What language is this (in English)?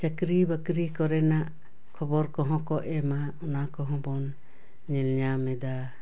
Santali